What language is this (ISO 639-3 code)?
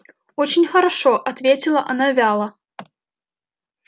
rus